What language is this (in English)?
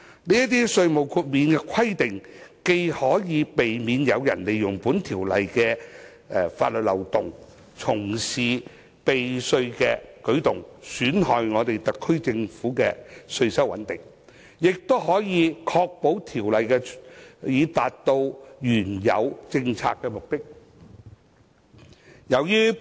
Cantonese